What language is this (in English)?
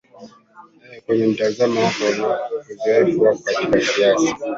Swahili